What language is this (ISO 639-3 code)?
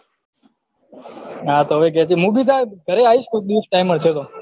guj